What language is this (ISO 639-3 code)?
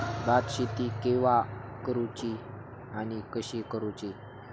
mar